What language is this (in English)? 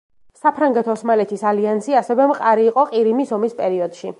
Georgian